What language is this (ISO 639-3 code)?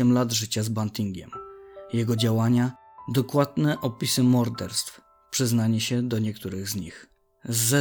pol